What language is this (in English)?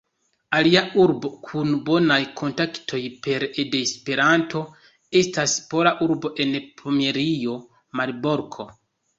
Esperanto